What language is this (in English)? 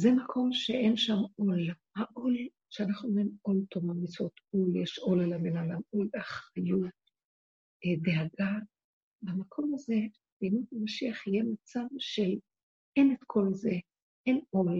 Hebrew